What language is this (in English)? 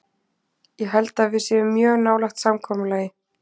Icelandic